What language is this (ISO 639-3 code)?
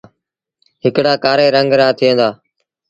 sbn